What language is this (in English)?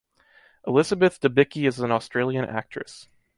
English